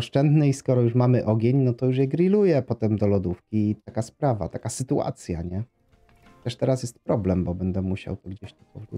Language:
Polish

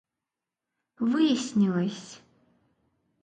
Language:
Russian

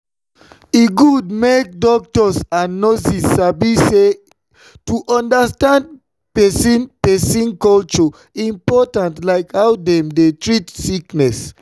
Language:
Nigerian Pidgin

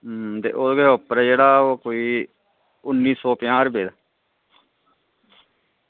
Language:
Dogri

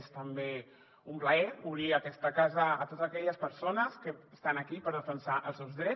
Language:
Catalan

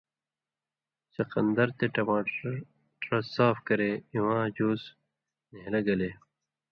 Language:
Indus Kohistani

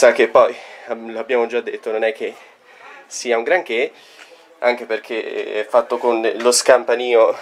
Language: Italian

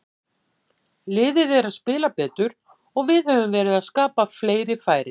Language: Icelandic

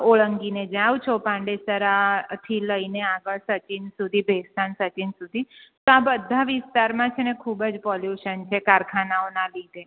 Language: Gujarati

